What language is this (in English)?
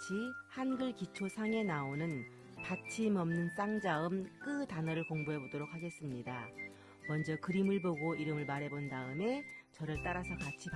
Korean